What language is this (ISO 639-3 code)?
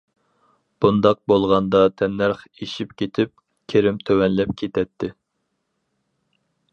uig